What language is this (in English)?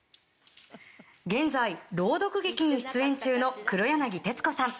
Japanese